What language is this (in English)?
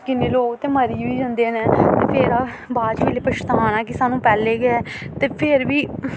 Dogri